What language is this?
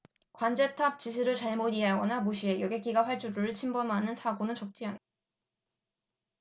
Korean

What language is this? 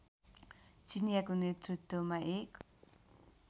Nepali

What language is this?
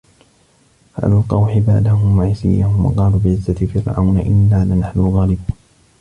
Arabic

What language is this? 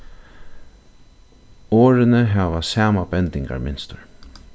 Faroese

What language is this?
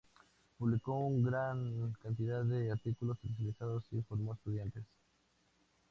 Spanish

